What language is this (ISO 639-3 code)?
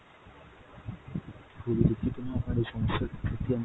ben